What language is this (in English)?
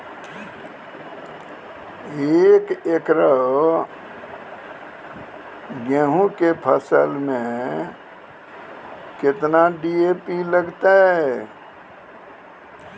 Maithili